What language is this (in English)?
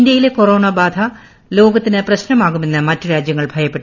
Malayalam